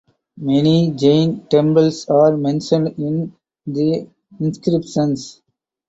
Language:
English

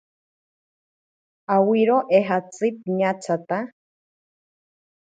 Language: Ashéninka Perené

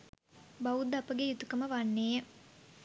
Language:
Sinhala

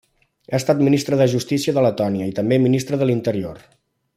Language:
Catalan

